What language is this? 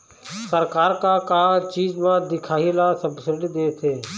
Chhattisgarhi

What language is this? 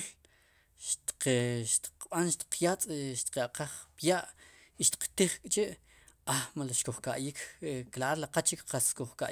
Sipacapense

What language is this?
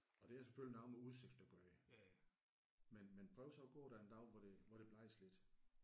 Danish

